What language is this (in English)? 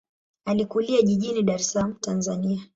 Swahili